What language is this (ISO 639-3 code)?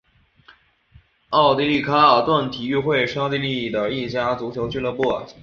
zho